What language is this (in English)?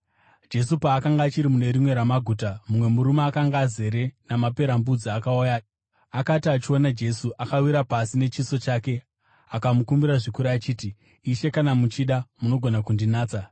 Shona